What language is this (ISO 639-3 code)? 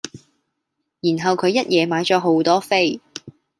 yue